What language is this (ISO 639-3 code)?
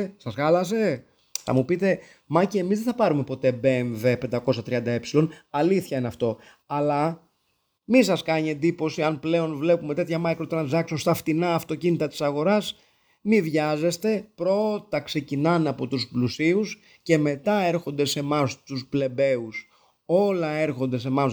ell